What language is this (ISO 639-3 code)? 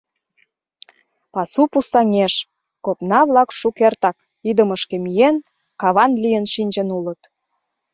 chm